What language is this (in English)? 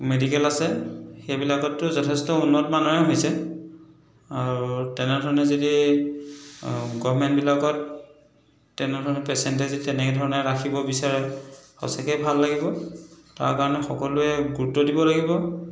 Assamese